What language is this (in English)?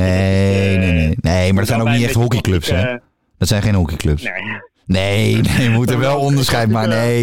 Dutch